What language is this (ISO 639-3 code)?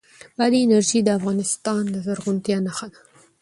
pus